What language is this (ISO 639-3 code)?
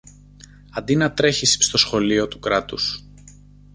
ell